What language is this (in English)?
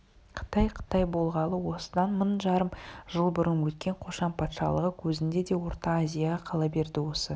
Kazakh